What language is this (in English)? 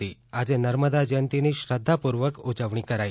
Gujarati